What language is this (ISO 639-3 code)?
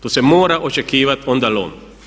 hrv